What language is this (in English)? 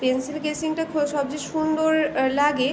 Bangla